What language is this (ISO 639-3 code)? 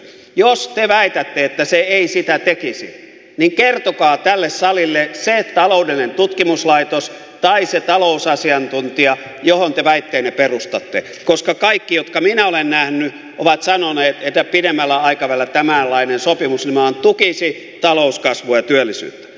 fin